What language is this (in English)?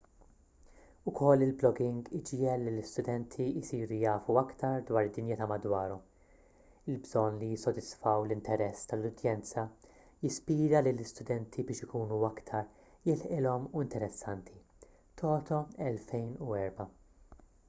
Maltese